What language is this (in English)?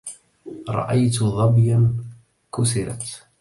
Arabic